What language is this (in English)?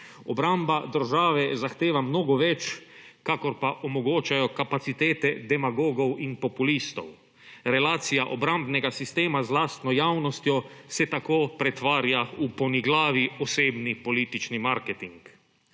Slovenian